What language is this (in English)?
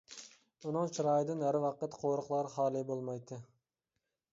Uyghur